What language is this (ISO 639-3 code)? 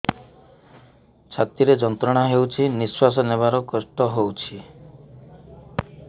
ori